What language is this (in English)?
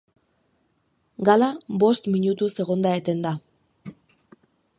Basque